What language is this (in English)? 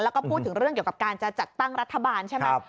Thai